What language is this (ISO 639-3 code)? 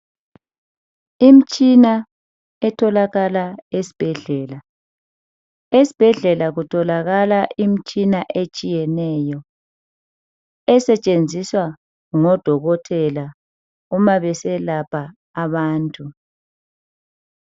nde